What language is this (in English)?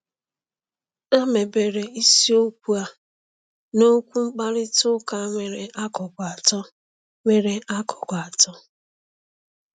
Igbo